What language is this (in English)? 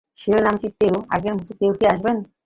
Bangla